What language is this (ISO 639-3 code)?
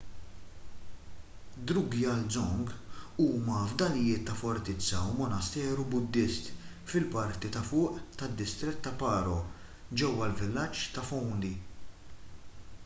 mlt